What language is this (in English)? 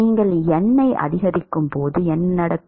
Tamil